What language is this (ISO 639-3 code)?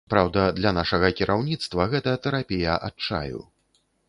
bel